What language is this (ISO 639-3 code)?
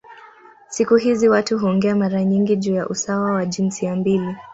swa